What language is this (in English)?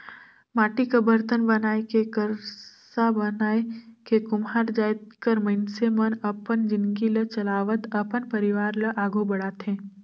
Chhattisgarhi